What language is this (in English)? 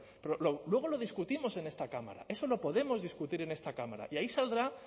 Spanish